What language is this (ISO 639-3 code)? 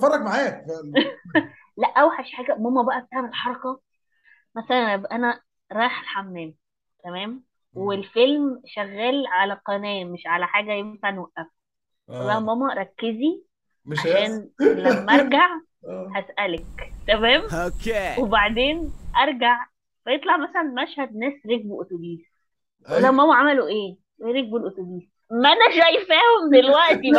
ara